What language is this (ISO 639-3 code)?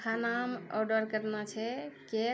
mai